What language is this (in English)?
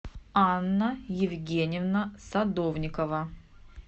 Russian